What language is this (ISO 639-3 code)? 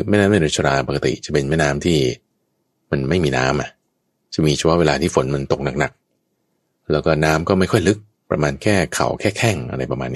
tha